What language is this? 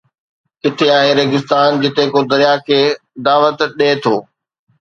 Sindhi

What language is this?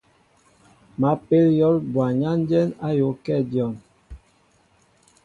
Mbo (Cameroon)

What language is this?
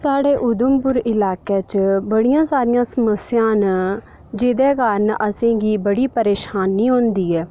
Dogri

